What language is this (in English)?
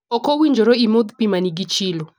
Luo (Kenya and Tanzania)